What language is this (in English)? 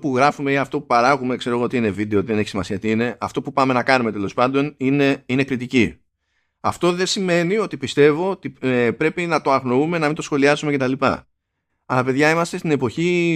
Greek